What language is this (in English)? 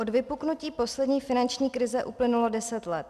Czech